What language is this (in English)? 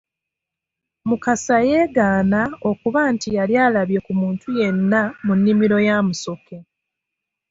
Ganda